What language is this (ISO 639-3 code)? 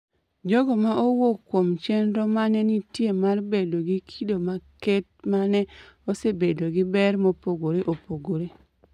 luo